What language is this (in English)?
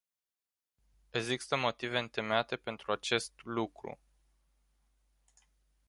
Romanian